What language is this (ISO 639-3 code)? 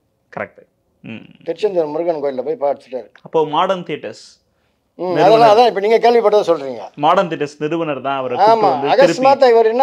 tam